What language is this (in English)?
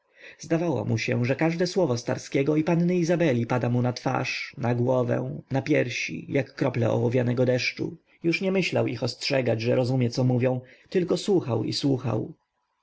Polish